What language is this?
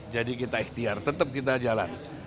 Indonesian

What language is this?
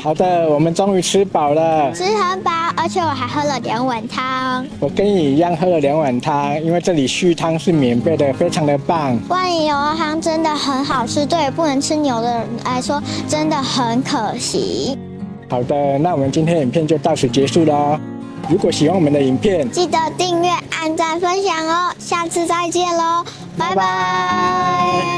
Chinese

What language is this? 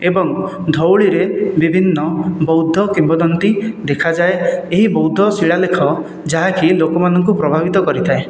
Odia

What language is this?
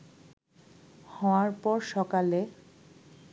Bangla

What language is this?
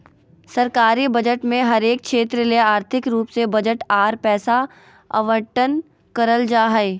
Magahi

